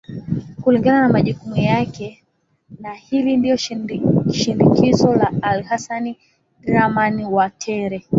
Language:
Swahili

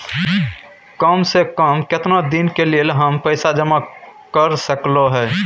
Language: Maithili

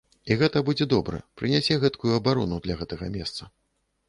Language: Belarusian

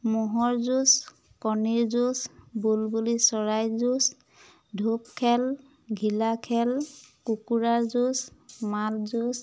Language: Assamese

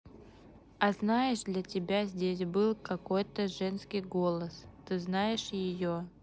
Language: Russian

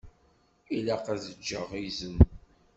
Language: Kabyle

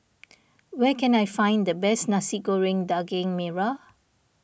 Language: English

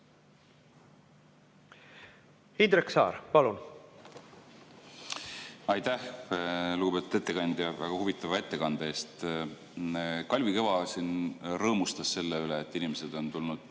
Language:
Estonian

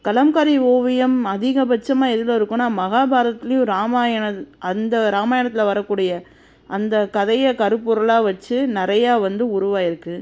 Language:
Tamil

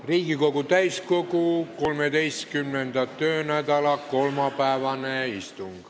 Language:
Estonian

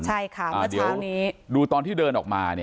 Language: Thai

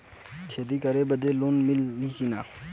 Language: Bhojpuri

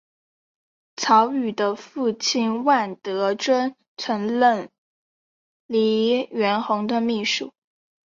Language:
Chinese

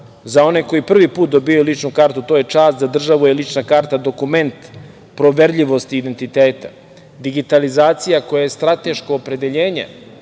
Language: Serbian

